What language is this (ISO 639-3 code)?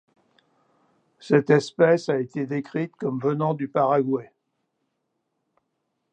fra